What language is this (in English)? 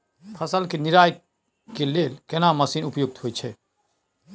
Maithili